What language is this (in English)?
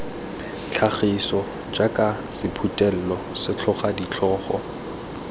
Tswana